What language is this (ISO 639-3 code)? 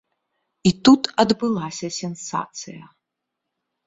bel